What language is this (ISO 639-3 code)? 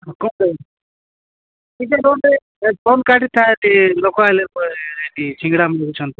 ori